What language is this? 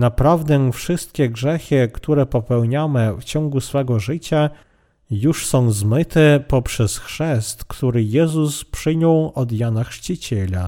Polish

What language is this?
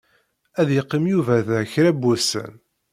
Kabyle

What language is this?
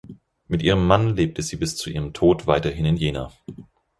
German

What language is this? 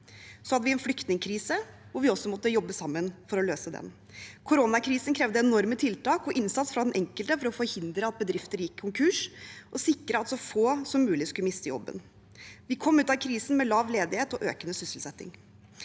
Norwegian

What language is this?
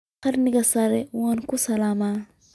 Somali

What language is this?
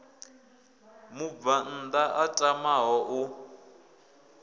Venda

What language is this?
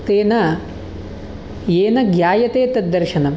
Sanskrit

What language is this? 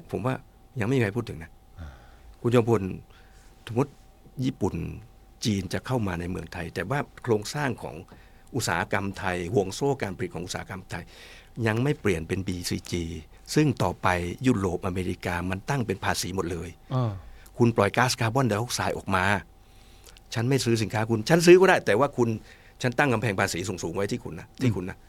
Thai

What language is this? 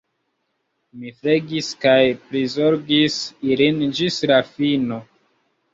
Esperanto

